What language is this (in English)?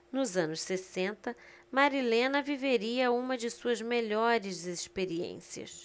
Portuguese